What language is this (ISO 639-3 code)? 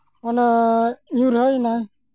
sat